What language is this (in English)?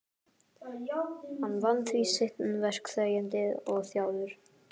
Icelandic